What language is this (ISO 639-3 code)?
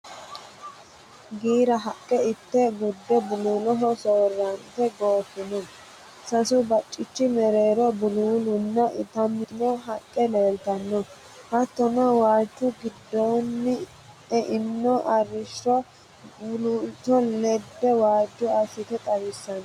sid